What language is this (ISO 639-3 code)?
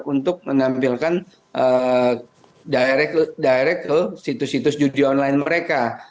ind